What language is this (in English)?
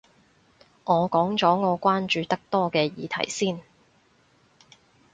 Cantonese